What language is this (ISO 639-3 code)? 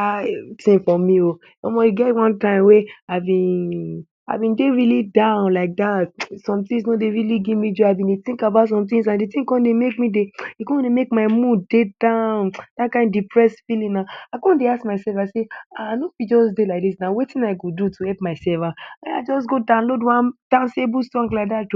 pcm